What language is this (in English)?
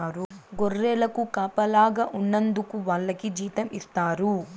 Telugu